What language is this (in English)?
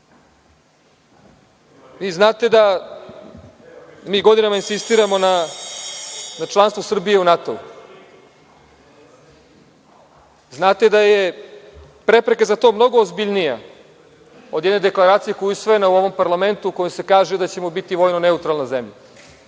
Serbian